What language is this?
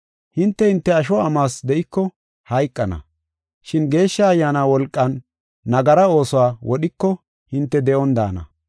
Gofa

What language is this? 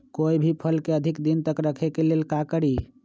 Magahi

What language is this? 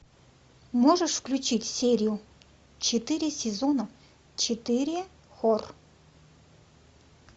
Russian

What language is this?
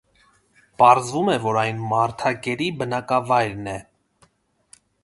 Armenian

